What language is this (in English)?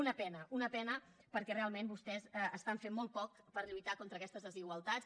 Catalan